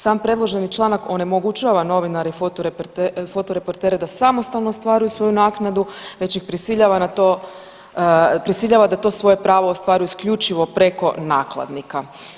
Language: Croatian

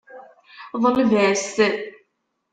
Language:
Kabyle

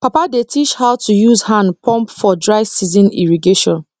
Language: Nigerian Pidgin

